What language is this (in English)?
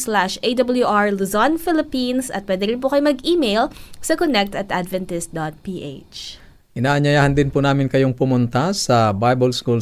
Filipino